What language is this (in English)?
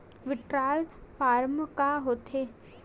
Chhattisgarhi